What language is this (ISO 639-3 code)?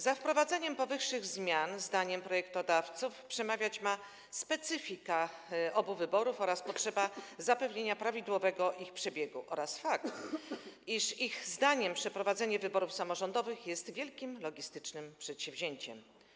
pol